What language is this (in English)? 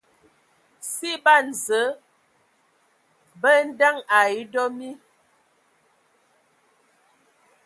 Ewondo